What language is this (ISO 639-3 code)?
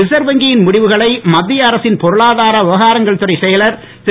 tam